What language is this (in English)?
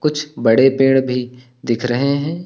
Hindi